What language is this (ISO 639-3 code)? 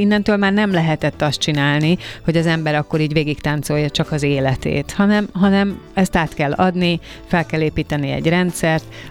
hun